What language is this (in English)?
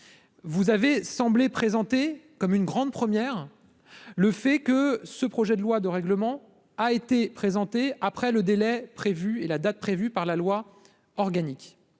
French